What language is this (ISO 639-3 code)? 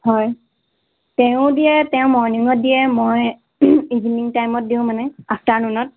asm